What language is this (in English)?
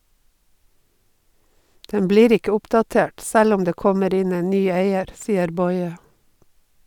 Norwegian